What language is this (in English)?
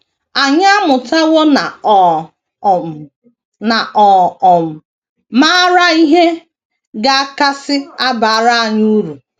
Igbo